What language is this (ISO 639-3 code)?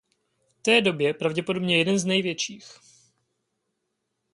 ces